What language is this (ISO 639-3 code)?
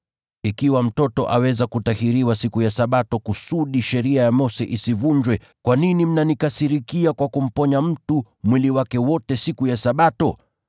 swa